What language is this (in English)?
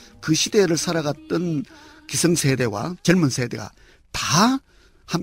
Korean